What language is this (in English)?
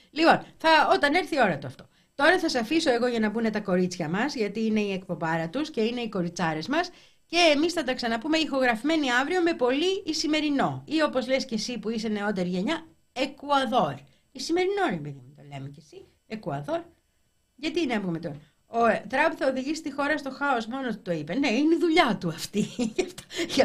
Greek